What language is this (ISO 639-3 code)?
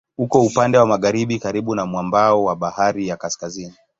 swa